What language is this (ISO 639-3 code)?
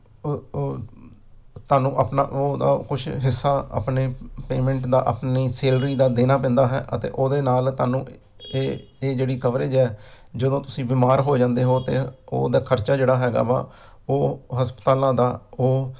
pan